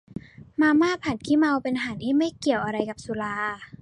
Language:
Thai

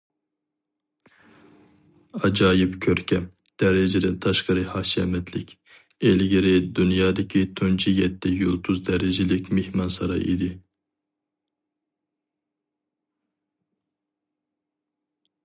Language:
Uyghur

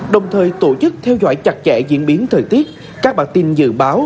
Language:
Vietnamese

